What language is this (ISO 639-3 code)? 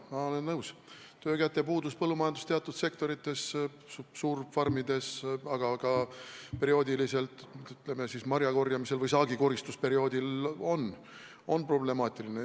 est